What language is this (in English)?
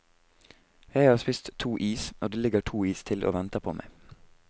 Norwegian